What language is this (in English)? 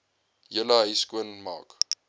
Afrikaans